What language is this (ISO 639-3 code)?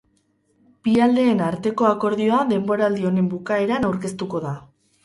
eus